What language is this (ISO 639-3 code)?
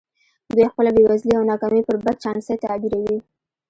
pus